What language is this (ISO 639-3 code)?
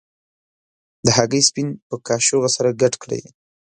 pus